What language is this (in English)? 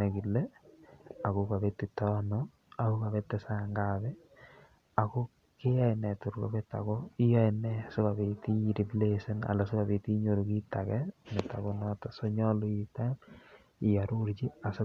Kalenjin